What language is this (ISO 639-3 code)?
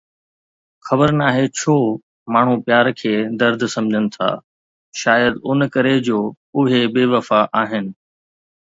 snd